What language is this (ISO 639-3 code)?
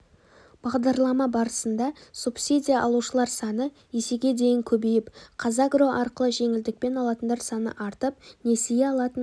kaz